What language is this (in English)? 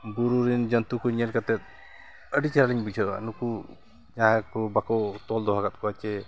Santali